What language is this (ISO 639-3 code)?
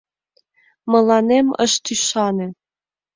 chm